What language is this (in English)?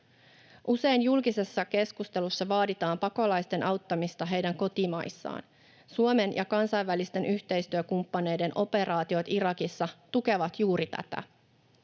Finnish